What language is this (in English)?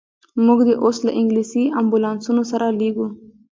Pashto